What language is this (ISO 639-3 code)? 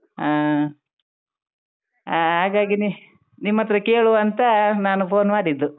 kan